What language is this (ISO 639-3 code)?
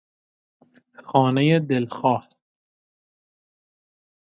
fas